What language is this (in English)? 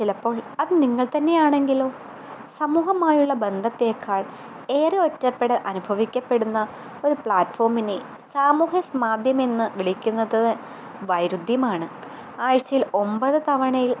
Malayalam